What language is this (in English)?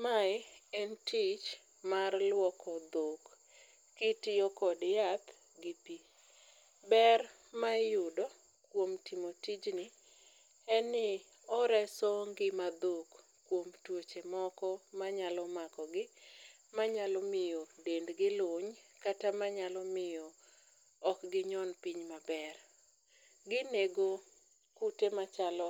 Luo (Kenya and Tanzania)